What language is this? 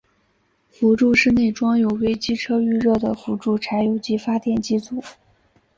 Chinese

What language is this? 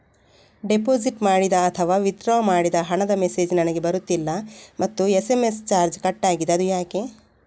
Kannada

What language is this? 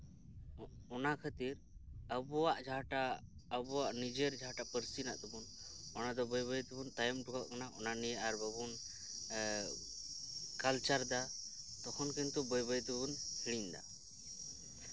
Santali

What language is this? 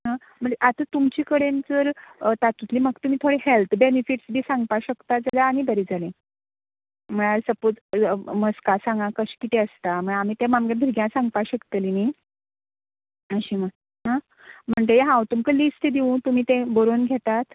Konkani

